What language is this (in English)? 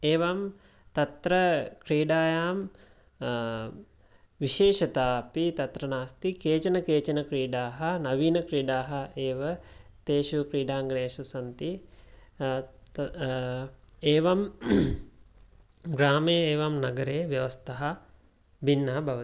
Sanskrit